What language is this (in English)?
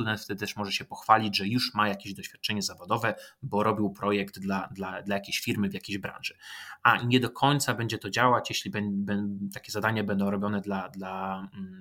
Polish